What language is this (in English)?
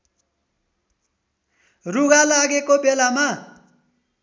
Nepali